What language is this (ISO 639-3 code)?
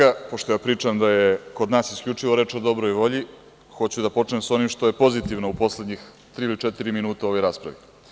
srp